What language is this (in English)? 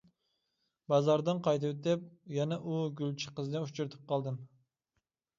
Uyghur